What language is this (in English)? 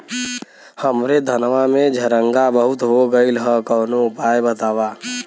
Bhojpuri